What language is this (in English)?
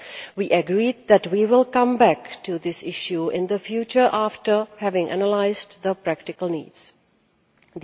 English